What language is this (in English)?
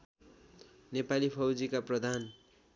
Nepali